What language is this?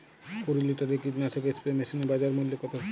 Bangla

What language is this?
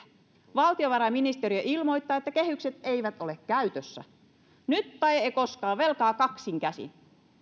Finnish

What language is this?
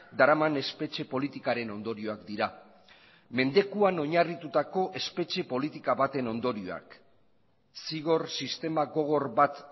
Basque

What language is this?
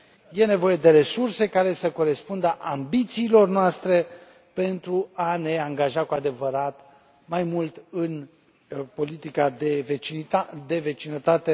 Romanian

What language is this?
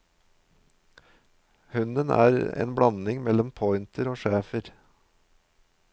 Norwegian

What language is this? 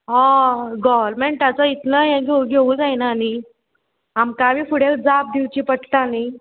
Konkani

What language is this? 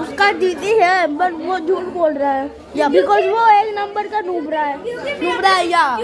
Hindi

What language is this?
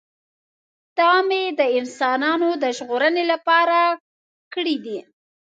Pashto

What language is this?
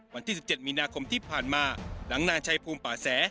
Thai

